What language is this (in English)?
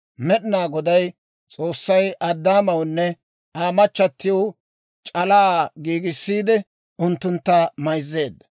Dawro